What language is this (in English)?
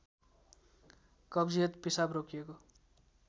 Nepali